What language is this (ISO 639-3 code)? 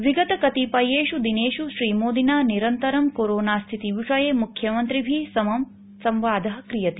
san